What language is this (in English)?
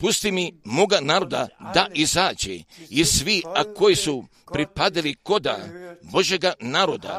Croatian